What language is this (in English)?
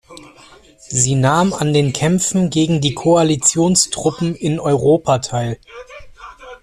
German